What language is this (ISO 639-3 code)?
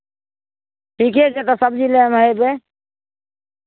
mai